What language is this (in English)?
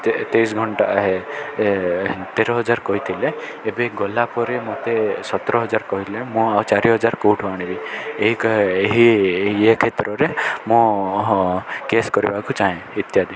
Odia